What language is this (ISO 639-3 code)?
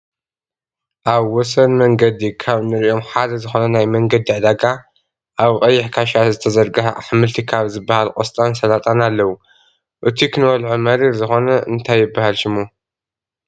tir